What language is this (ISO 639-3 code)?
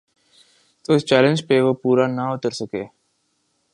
urd